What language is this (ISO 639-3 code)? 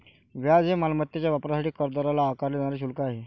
mar